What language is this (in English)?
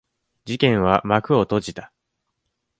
Japanese